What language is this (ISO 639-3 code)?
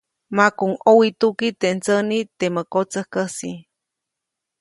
zoc